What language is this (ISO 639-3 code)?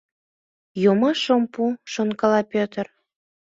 chm